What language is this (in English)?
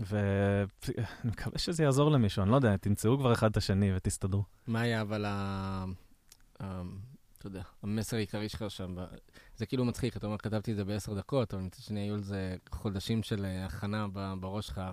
Hebrew